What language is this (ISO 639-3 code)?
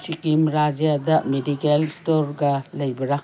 mni